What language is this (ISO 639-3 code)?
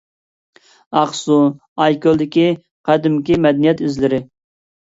uig